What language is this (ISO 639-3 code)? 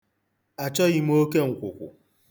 ibo